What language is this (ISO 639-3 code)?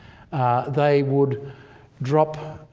eng